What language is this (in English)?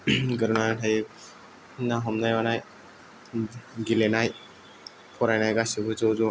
Bodo